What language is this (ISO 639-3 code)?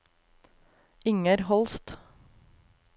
nor